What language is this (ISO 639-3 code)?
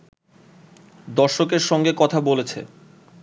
ben